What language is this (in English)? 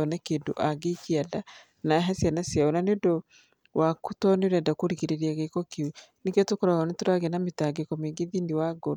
Kikuyu